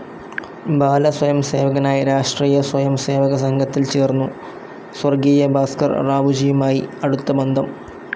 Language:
Malayalam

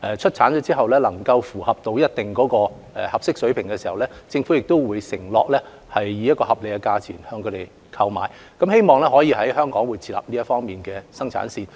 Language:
Cantonese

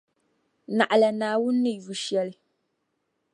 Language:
Dagbani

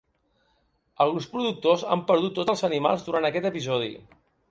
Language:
Catalan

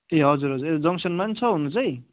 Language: Nepali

